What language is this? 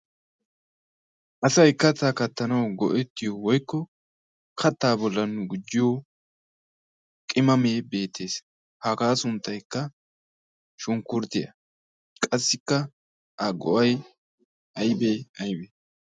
Wolaytta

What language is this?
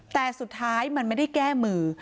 Thai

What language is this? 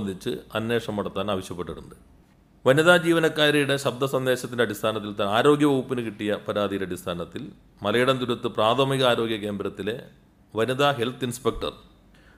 Malayalam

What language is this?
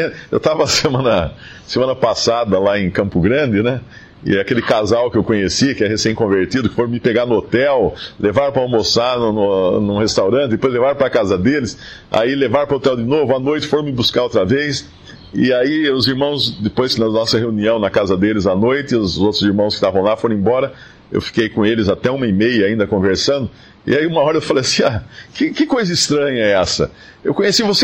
Portuguese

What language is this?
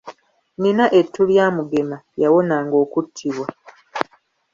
Ganda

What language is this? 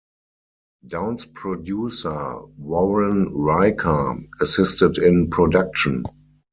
English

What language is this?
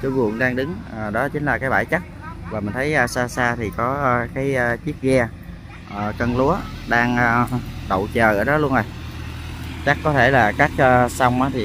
Vietnamese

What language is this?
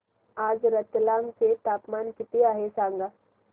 Marathi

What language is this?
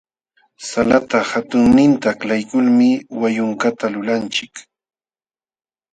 Jauja Wanca Quechua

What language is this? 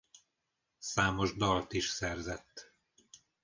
Hungarian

